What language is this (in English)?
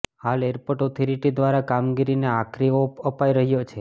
Gujarati